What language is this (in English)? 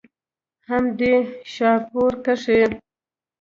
Pashto